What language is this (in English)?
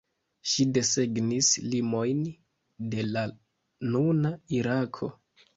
Esperanto